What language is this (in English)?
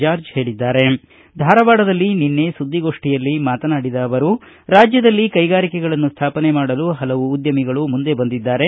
Kannada